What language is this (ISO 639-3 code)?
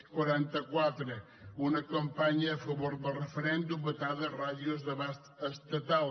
cat